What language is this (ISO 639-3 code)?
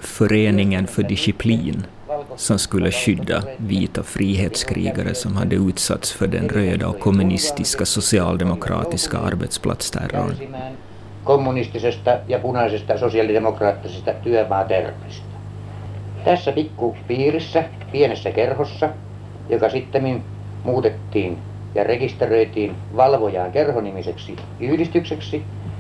swe